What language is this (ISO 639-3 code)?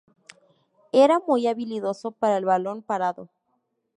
spa